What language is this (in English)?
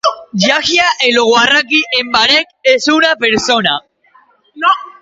Basque